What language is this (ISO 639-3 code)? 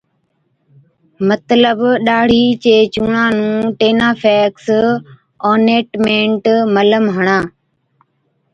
odk